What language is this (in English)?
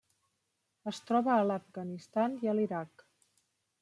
Catalan